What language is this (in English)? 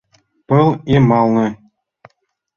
Mari